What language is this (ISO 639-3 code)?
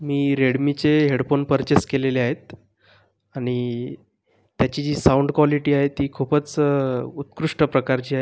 mar